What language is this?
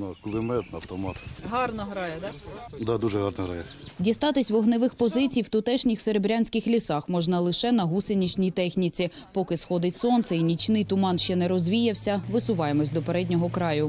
Ukrainian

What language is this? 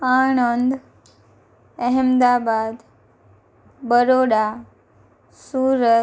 Gujarati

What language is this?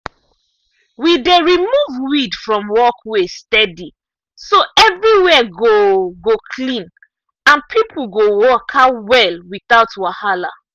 Nigerian Pidgin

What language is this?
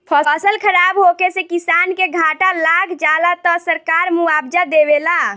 Bhojpuri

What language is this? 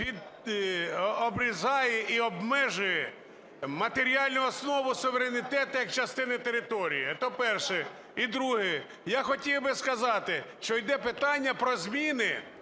Ukrainian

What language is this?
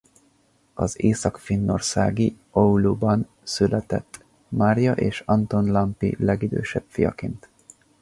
Hungarian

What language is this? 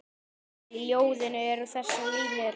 Icelandic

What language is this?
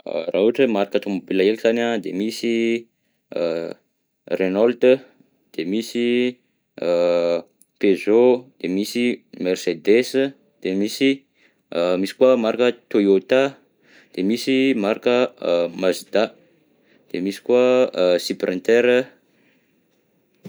Southern Betsimisaraka Malagasy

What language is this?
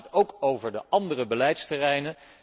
Dutch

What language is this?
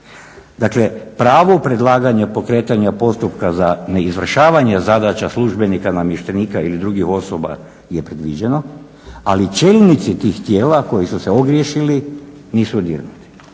Croatian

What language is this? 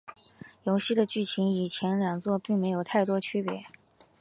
Chinese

